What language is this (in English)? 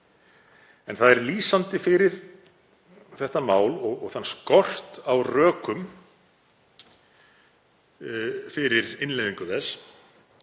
Icelandic